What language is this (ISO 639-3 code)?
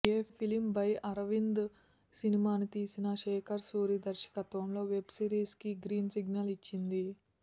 tel